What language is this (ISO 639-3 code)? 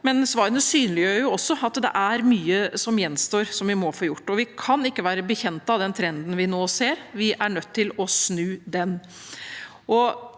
nor